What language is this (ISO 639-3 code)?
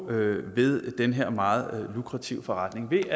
dan